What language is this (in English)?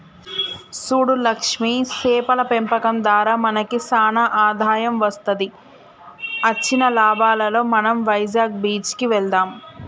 Telugu